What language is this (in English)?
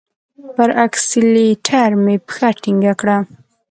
Pashto